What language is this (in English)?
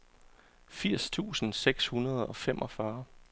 Danish